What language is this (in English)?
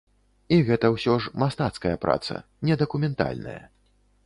Belarusian